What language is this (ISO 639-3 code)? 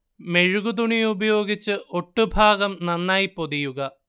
mal